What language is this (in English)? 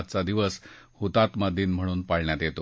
Marathi